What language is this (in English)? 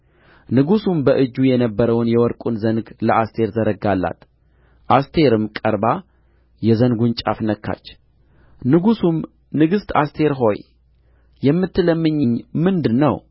Amharic